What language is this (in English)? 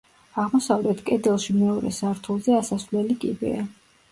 Georgian